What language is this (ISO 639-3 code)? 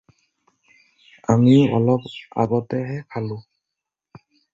asm